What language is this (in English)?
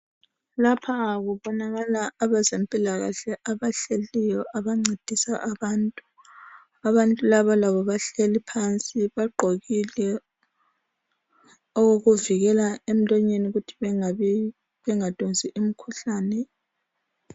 North Ndebele